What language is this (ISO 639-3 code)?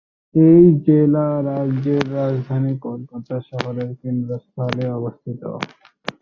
ben